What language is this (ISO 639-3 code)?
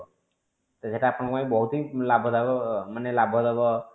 ori